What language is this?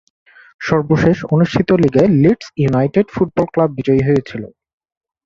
Bangla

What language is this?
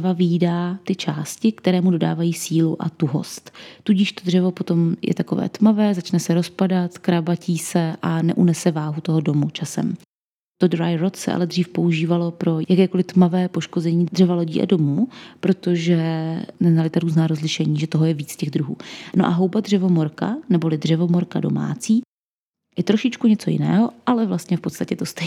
Czech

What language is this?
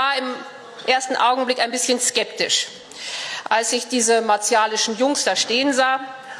German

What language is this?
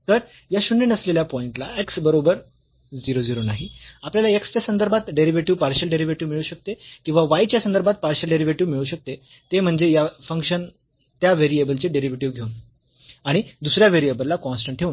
Marathi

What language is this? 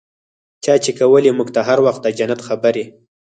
Pashto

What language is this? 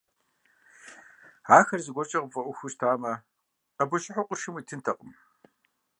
Kabardian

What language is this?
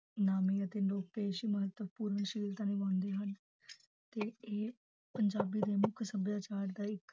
Punjabi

